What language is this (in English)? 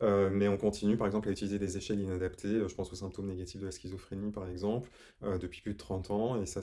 French